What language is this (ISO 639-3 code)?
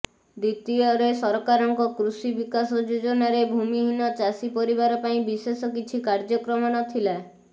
ori